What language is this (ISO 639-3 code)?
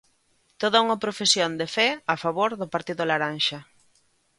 glg